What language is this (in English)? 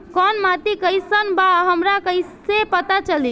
Bhojpuri